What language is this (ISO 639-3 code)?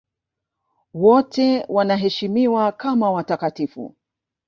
swa